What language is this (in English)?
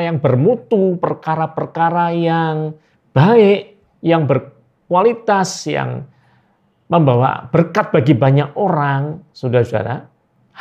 Indonesian